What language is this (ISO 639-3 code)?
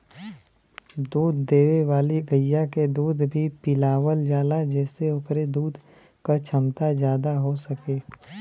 bho